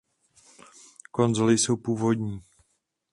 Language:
Czech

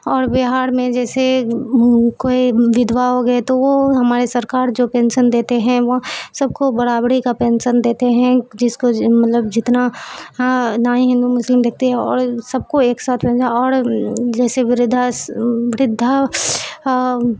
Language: Urdu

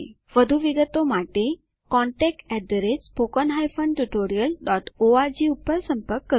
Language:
Gujarati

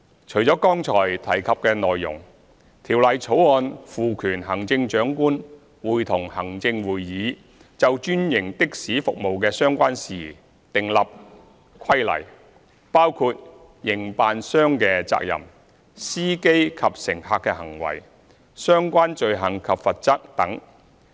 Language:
Cantonese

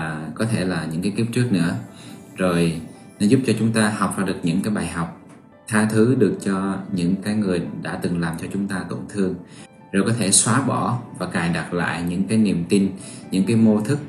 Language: Vietnamese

